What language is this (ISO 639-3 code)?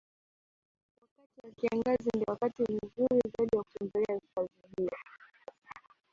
swa